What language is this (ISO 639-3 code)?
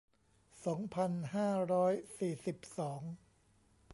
tha